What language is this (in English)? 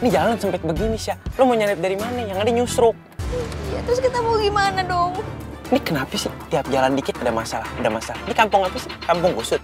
Indonesian